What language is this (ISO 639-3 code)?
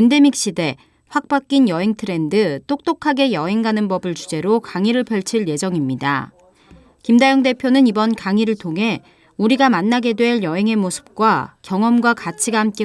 kor